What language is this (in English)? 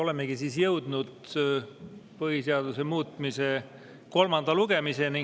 Estonian